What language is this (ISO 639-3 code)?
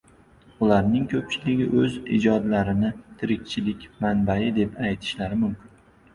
uzb